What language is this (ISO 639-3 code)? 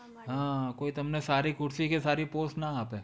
guj